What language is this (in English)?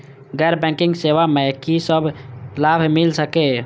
Maithili